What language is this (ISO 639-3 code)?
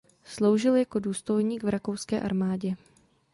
ces